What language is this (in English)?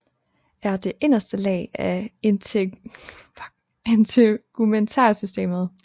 Danish